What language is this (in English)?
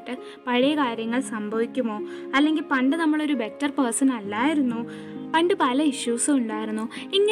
Malayalam